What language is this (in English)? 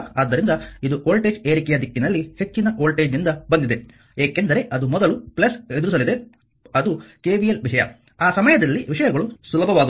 Kannada